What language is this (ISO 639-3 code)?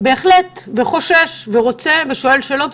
heb